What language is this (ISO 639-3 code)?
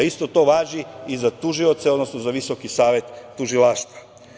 srp